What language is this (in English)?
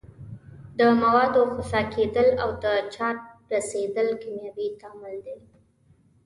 Pashto